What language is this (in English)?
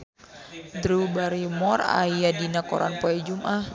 Sundanese